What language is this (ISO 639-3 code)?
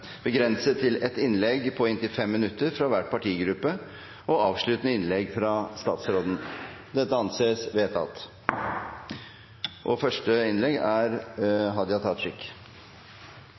nob